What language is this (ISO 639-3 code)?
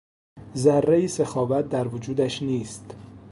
fas